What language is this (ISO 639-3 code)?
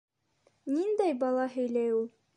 bak